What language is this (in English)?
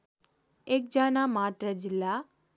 Nepali